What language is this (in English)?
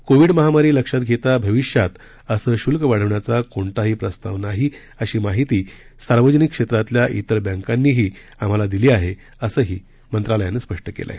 Marathi